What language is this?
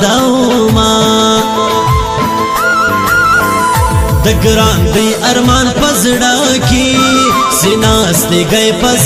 Arabic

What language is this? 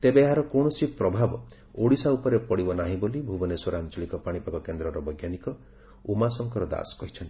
Odia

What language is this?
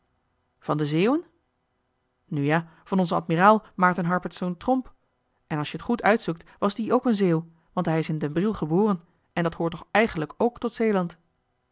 Dutch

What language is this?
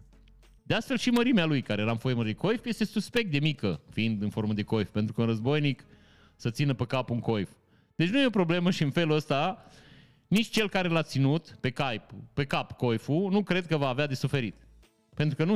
Romanian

